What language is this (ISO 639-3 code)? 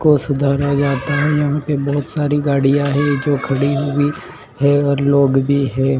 hin